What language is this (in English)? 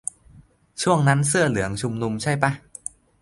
Thai